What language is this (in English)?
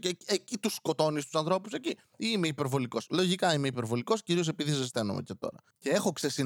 Greek